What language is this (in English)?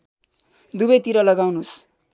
Nepali